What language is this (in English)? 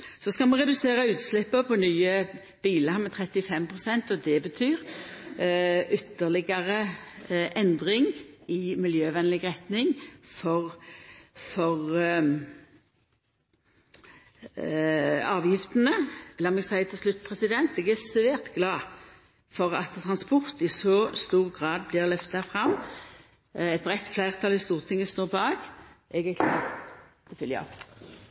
Norwegian Nynorsk